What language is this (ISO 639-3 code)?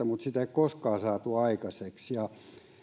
fin